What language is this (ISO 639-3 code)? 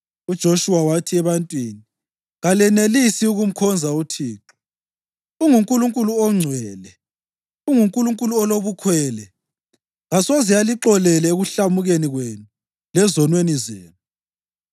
nde